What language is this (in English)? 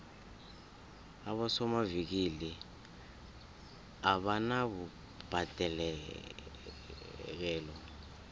South Ndebele